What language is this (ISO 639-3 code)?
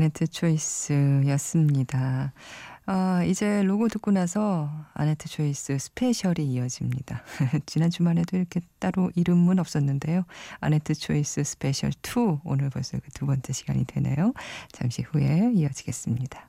kor